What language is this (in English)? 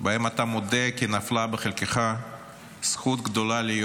Hebrew